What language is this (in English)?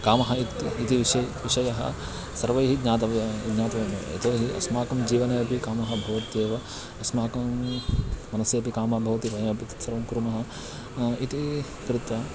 Sanskrit